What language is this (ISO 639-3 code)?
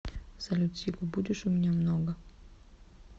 rus